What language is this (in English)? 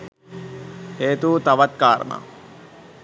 Sinhala